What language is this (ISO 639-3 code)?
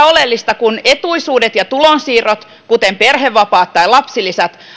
fin